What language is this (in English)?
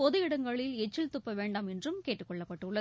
Tamil